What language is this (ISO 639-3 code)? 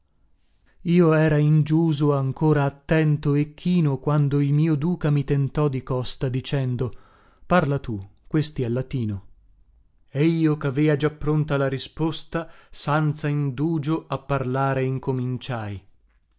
ita